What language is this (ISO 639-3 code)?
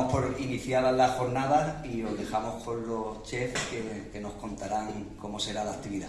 spa